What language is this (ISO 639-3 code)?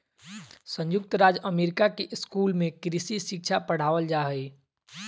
mag